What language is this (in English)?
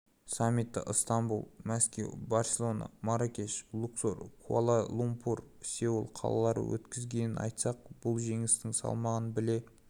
Kazakh